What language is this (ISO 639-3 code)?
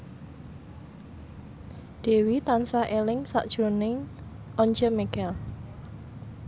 jav